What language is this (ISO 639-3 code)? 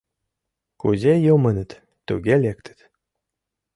chm